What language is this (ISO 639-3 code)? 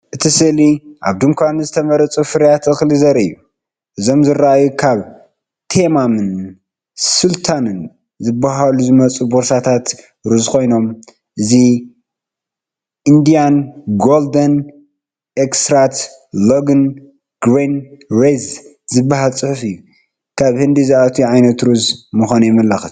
tir